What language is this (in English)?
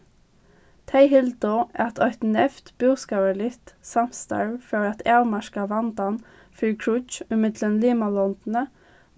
Faroese